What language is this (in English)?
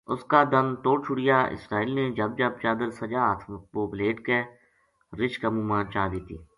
Gujari